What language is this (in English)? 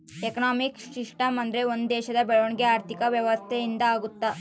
Kannada